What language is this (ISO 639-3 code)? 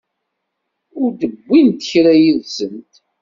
kab